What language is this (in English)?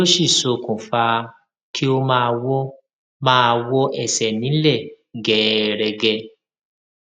Yoruba